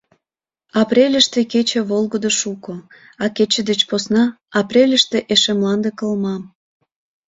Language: Mari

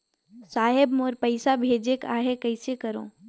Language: Chhattisgarhi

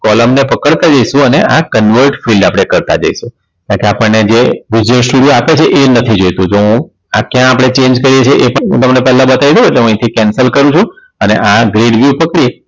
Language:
Gujarati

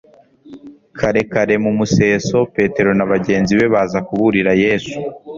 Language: Kinyarwanda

